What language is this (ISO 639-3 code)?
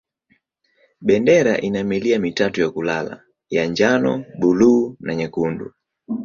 swa